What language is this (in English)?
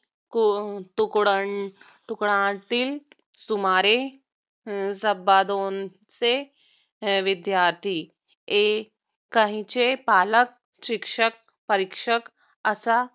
Marathi